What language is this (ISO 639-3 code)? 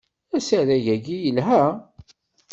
kab